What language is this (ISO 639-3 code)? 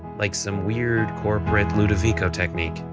eng